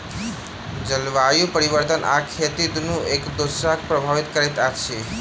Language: Maithili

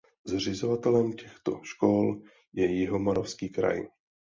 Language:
Czech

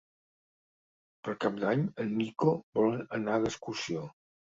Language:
Catalan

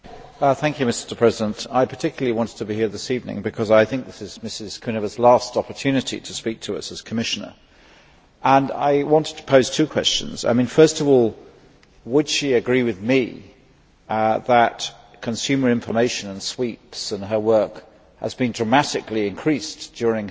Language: English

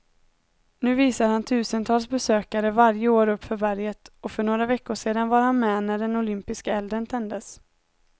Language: Swedish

